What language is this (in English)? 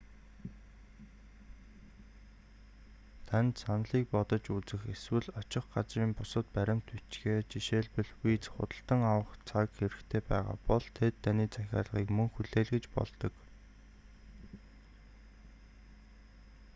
Mongolian